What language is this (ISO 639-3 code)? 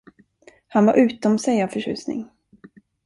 swe